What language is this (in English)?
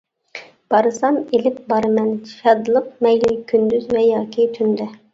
Uyghur